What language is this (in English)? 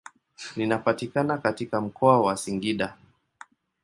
Swahili